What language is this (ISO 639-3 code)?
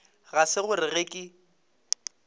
nso